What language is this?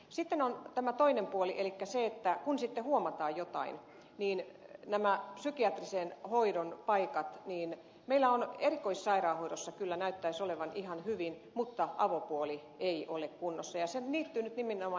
Finnish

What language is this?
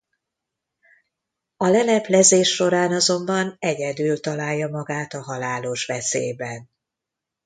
Hungarian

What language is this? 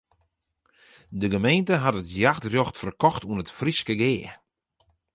Western Frisian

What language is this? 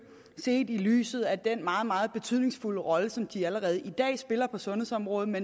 Danish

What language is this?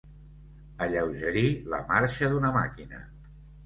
Catalan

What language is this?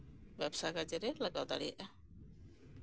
Santali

